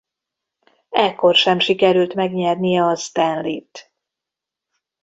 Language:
Hungarian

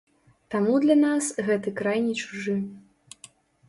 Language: Belarusian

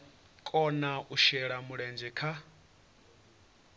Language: Venda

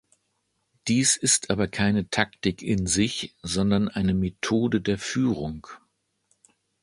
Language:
German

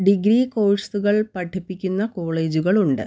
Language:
Malayalam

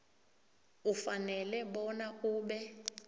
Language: South Ndebele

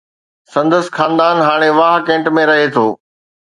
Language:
Sindhi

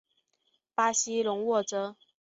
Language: Chinese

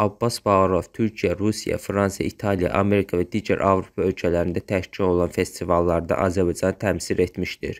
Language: Turkish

